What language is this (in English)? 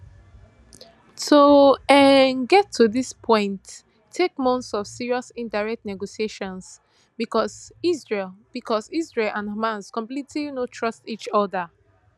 Nigerian Pidgin